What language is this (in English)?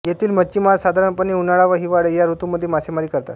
Marathi